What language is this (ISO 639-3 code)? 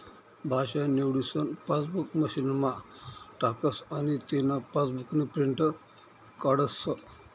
mar